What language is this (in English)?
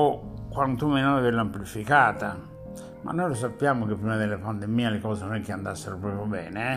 Italian